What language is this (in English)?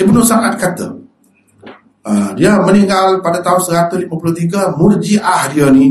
Malay